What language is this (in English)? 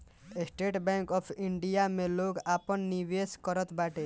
Bhojpuri